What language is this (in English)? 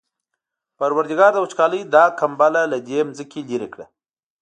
Pashto